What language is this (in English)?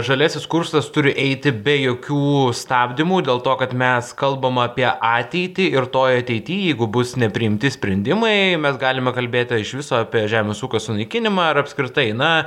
Lithuanian